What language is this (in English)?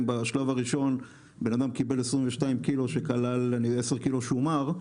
Hebrew